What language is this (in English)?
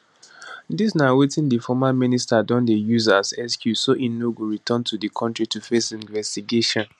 Nigerian Pidgin